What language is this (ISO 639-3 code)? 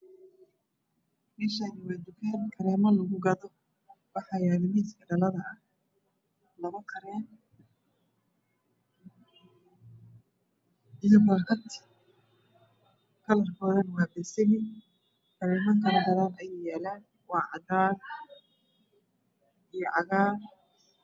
som